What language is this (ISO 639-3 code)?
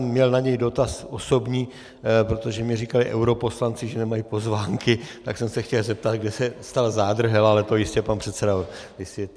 ces